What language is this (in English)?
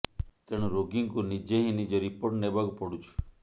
Odia